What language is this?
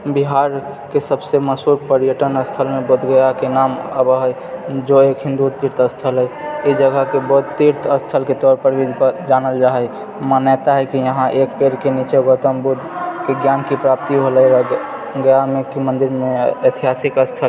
Maithili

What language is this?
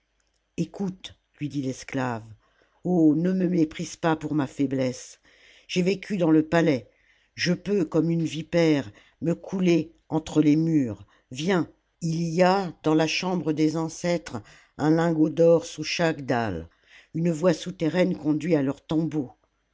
French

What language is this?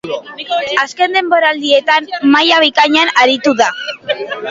Basque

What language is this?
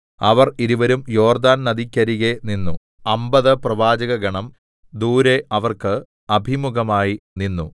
Malayalam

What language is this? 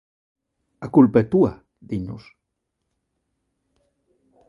Galician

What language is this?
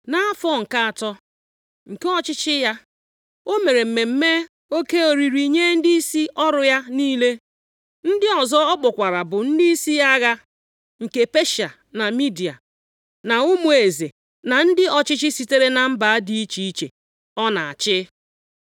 Igbo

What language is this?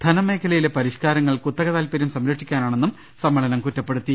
Malayalam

